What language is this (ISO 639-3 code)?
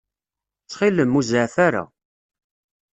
kab